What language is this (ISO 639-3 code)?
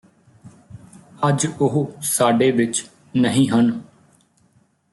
pan